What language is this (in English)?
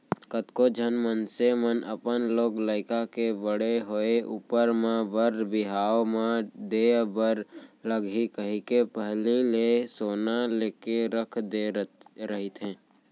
Chhattisgarhi